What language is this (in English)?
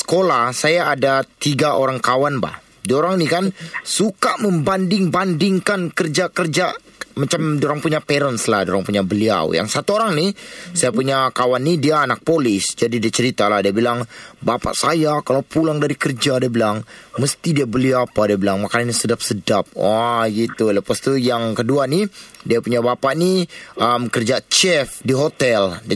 Malay